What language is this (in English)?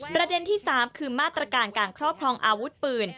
Thai